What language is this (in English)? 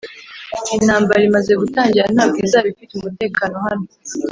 Kinyarwanda